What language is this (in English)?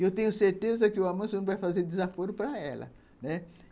Portuguese